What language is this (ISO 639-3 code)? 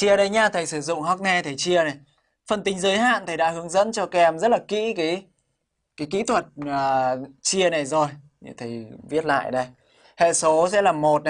vie